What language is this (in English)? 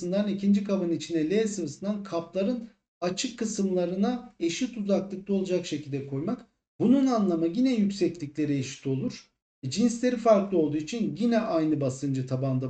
Turkish